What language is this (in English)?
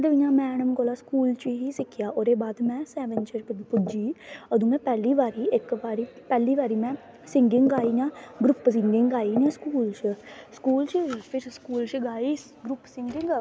Dogri